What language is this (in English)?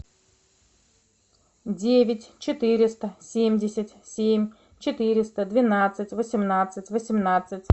Russian